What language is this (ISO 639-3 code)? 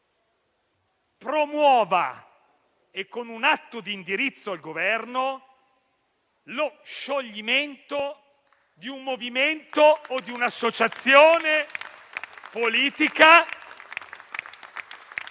ita